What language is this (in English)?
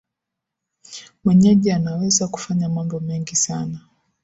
Swahili